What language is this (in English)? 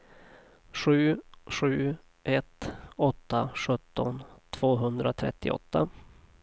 Swedish